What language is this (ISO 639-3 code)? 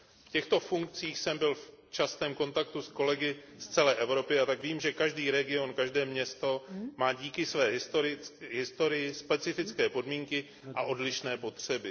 ces